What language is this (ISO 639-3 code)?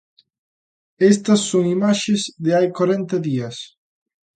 glg